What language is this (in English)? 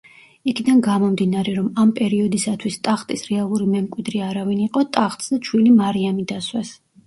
Georgian